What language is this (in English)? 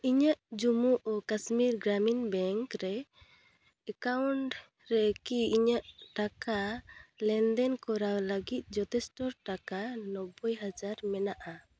Santali